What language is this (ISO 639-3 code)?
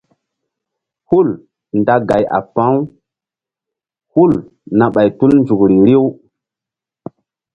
mdd